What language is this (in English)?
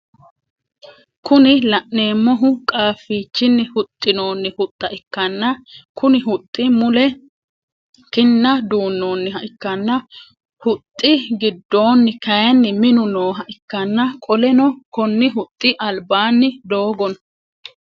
Sidamo